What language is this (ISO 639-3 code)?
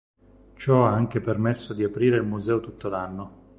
ita